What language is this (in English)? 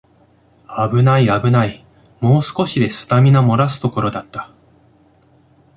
Japanese